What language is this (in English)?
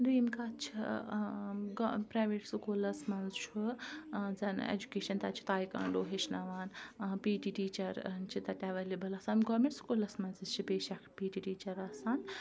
Kashmiri